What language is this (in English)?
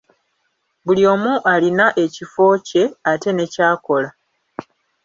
Ganda